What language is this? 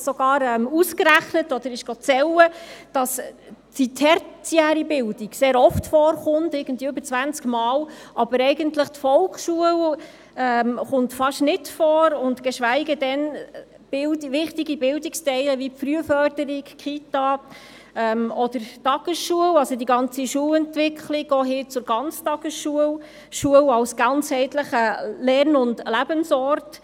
Swiss German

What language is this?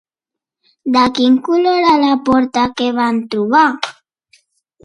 Catalan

